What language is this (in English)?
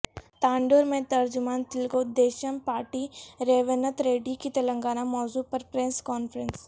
Urdu